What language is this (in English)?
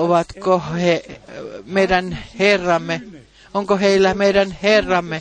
Finnish